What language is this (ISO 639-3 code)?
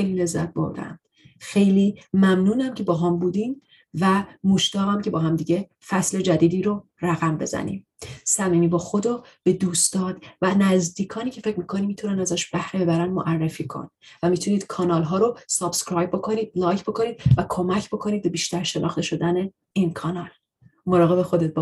fas